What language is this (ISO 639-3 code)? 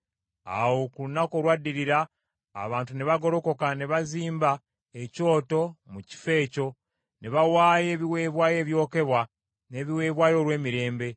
lug